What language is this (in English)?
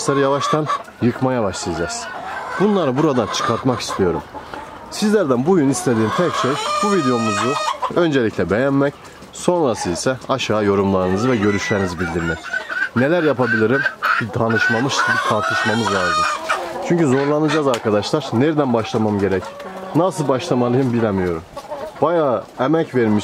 Turkish